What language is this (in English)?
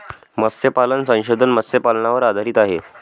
Marathi